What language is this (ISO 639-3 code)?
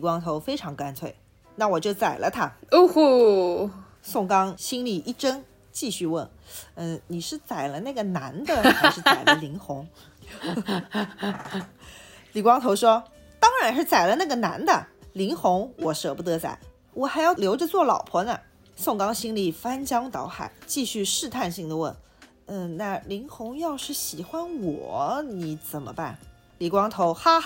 zho